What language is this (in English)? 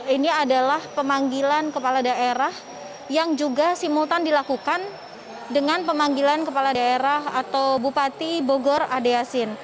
Indonesian